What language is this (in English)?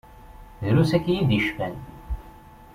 Kabyle